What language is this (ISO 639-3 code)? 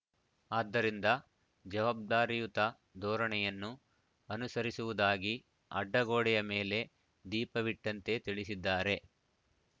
kan